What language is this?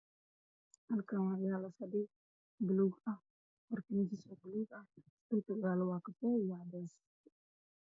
Somali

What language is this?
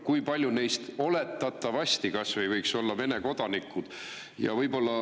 Estonian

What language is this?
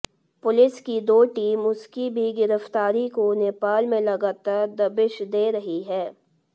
Hindi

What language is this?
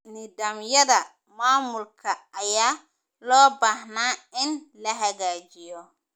Somali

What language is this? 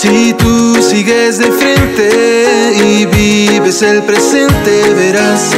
Czech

